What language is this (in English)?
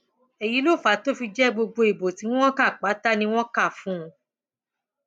Yoruba